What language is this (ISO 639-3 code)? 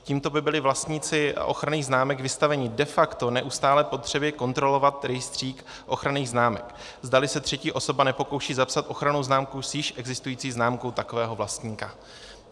ces